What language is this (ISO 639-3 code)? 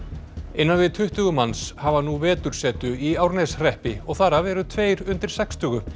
isl